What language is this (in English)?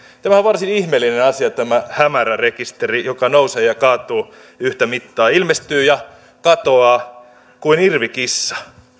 Finnish